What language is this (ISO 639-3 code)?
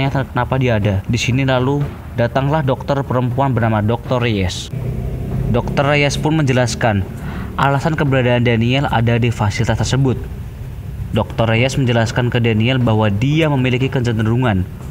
ind